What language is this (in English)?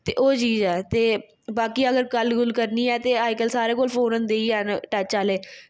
Dogri